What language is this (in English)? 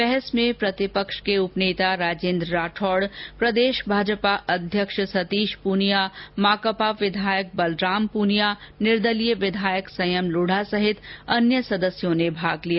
Hindi